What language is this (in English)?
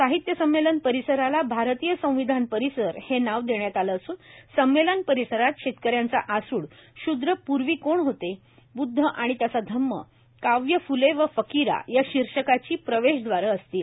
Marathi